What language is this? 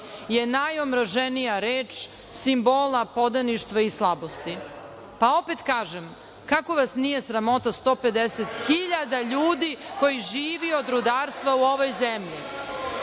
Serbian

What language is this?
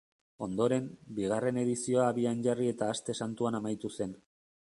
Basque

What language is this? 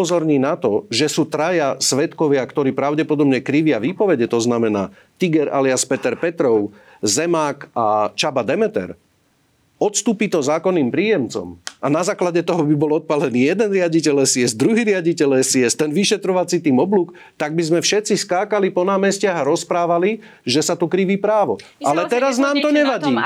Slovak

